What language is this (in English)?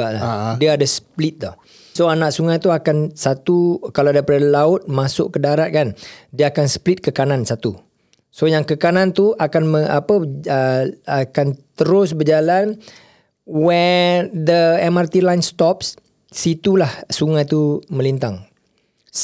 Malay